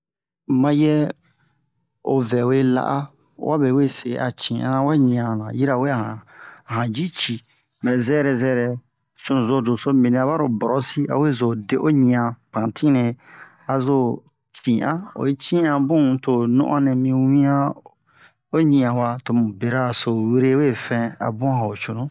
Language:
Bomu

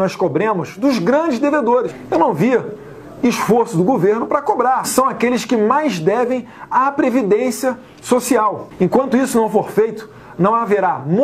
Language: Portuguese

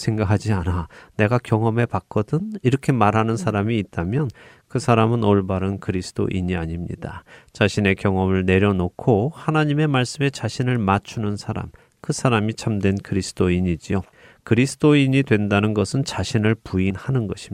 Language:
Korean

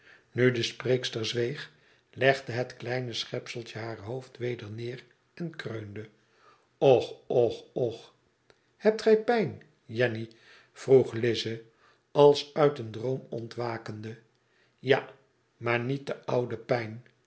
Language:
Dutch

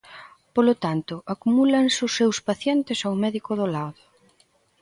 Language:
Galician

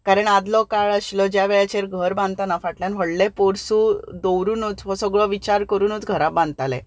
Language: Konkani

